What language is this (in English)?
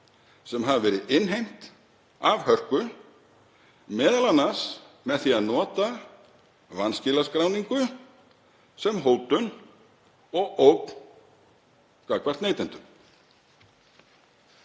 Icelandic